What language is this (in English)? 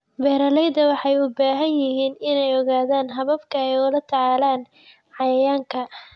Somali